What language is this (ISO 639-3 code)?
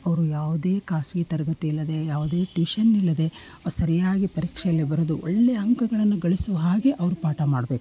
kan